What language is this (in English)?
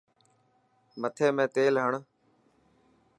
Dhatki